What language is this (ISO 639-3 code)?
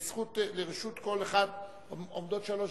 heb